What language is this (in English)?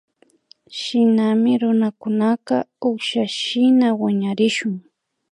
Imbabura Highland Quichua